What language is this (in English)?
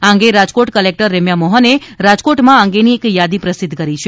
Gujarati